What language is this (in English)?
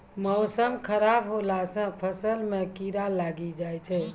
Maithili